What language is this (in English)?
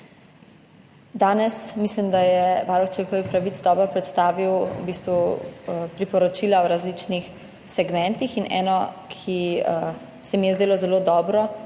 Slovenian